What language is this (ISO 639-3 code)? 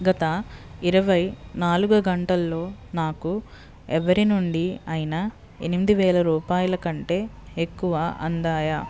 tel